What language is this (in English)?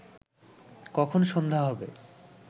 Bangla